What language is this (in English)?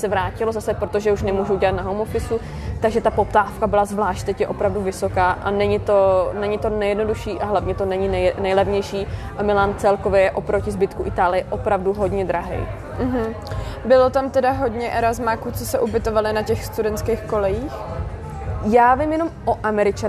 Czech